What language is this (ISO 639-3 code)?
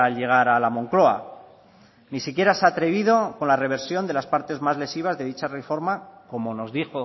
spa